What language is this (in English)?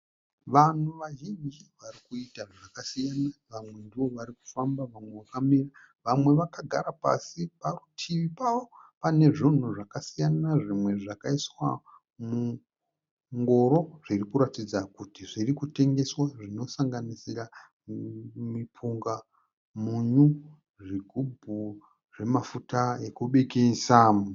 Shona